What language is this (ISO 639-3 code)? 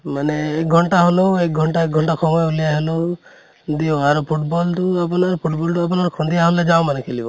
asm